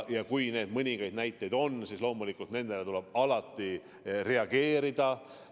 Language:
Estonian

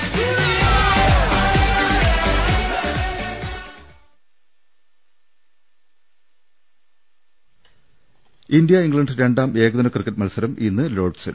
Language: Malayalam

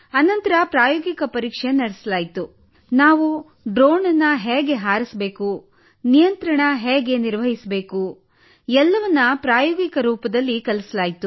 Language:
Kannada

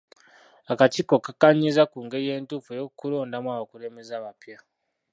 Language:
Ganda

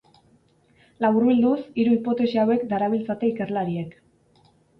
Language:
Basque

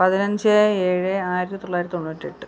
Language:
Malayalam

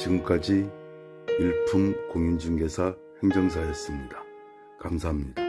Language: Korean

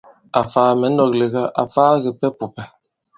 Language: Bankon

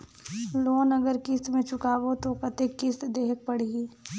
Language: Chhattisgarhi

